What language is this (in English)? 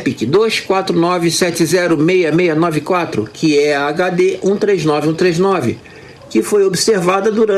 Portuguese